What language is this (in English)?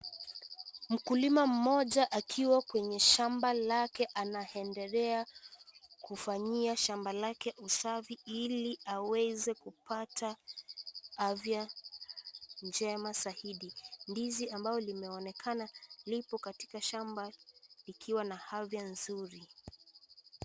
Swahili